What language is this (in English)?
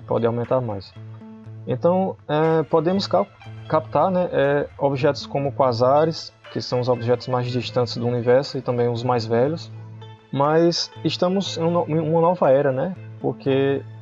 Portuguese